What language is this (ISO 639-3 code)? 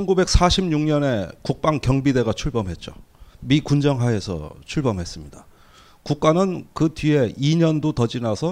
kor